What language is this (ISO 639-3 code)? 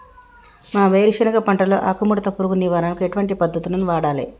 tel